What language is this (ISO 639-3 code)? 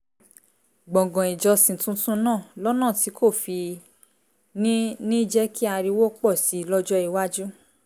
yor